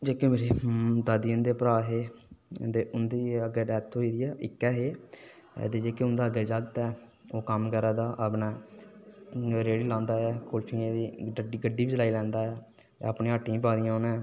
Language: Dogri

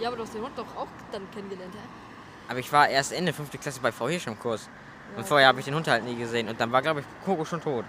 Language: German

